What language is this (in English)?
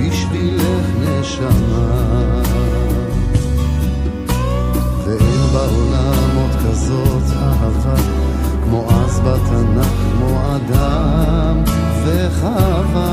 Hebrew